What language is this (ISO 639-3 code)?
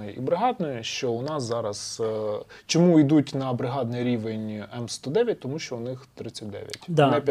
ukr